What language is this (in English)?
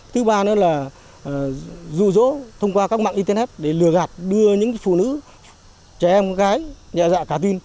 Vietnamese